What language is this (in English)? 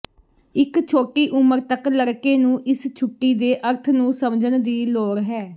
Punjabi